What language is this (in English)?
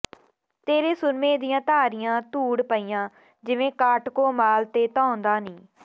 Punjabi